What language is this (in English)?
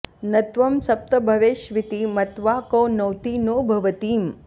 Sanskrit